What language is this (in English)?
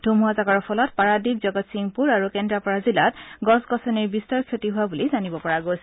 Assamese